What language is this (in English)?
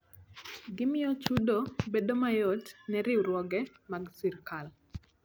Luo (Kenya and Tanzania)